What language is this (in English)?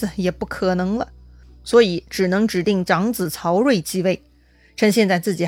Chinese